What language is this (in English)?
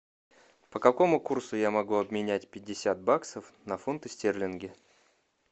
Russian